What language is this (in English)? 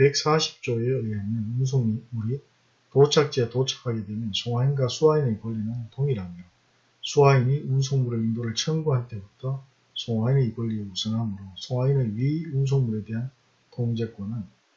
Korean